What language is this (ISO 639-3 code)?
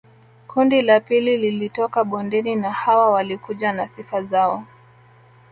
swa